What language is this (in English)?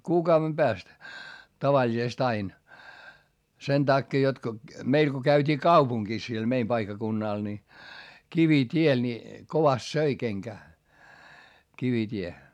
Finnish